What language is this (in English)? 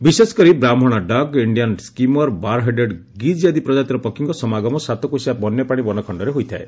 Odia